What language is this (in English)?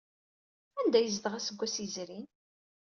Kabyle